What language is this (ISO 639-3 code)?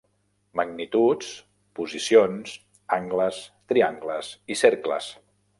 cat